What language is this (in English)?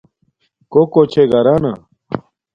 Domaaki